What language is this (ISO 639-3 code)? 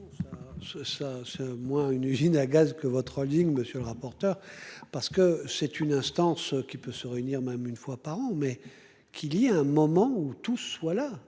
fra